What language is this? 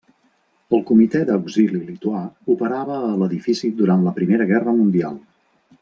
Catalan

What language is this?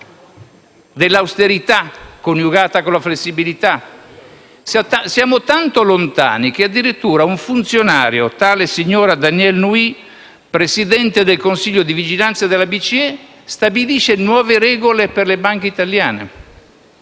Italian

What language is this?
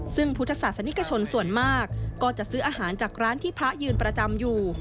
Thai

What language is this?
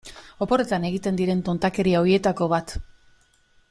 Basque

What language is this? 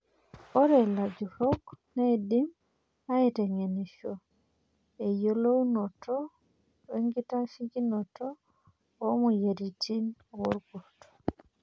Masai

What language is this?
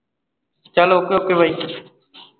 Punjabi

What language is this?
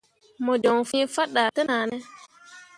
Mundang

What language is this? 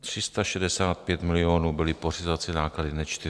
Czech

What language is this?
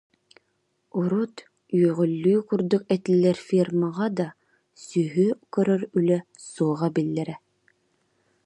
Yakut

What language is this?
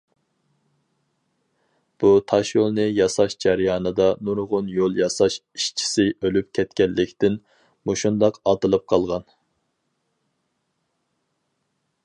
Uyghur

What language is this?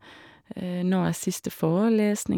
Norwegian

